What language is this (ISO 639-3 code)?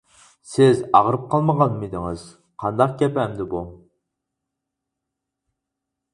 uig